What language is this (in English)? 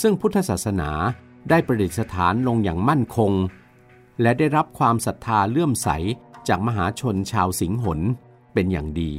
Thai